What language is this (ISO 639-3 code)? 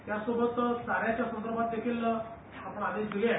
mar